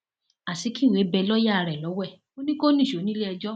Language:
Yoruba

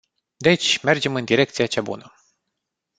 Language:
Romanian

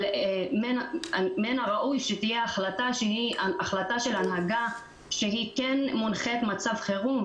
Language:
Hebrew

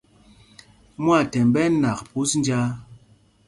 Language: Mpumpong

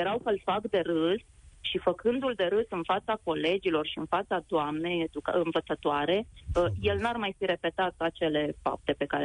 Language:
Romanian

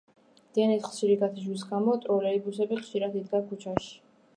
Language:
Georgian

